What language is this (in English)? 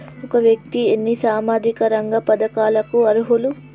Telugu